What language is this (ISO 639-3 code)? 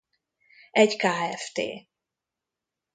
hun